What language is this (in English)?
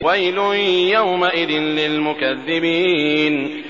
Arabic